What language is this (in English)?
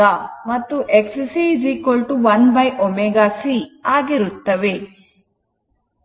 Kannada